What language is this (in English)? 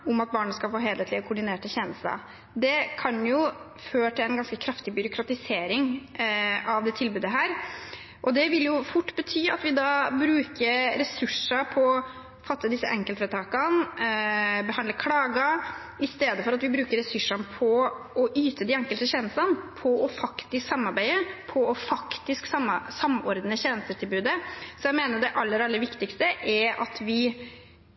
Norwegian Bokmål